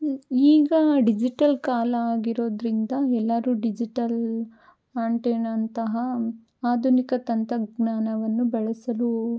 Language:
Kannada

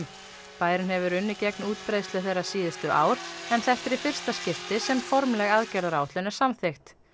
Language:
Icelandic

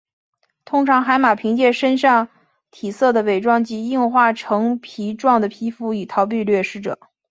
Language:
Chinese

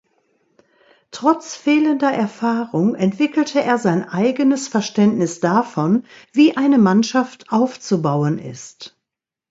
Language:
German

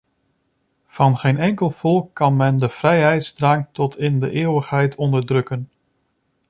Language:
Dutch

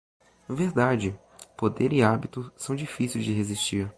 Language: Portuguese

